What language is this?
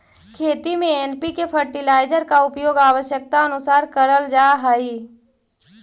Magahi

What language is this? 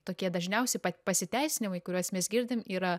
Lithuanian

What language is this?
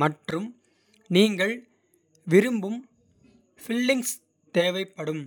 Kota (India)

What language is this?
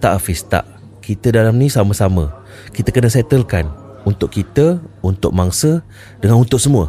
Malay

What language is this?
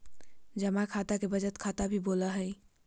Magahi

